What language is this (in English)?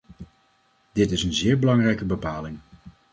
Dutch